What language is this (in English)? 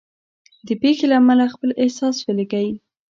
Pashto